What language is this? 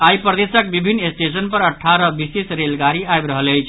Maithili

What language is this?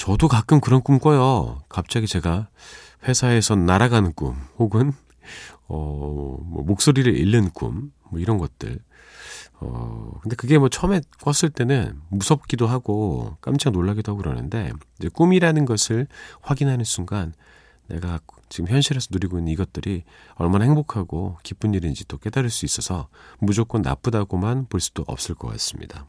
Korean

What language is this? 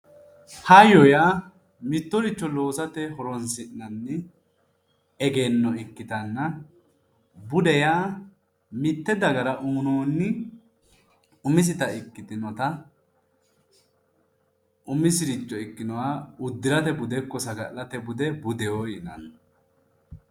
Sidamo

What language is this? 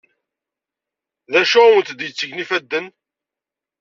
Kabyle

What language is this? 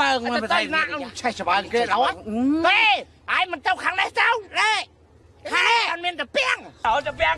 Vietnamese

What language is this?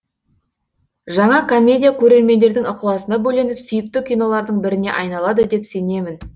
Kazakh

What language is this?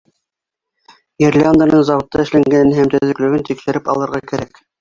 Bashkir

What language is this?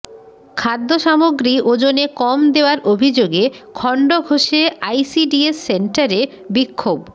Bangla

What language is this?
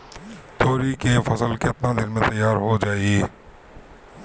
Bhojpuri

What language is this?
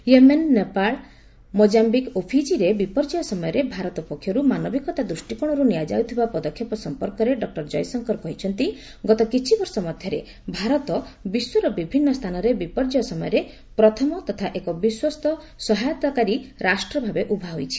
Odia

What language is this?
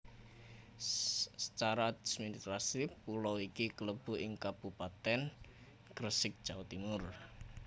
Javanese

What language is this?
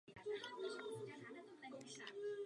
Czech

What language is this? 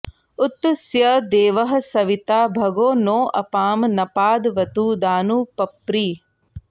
Sanskrit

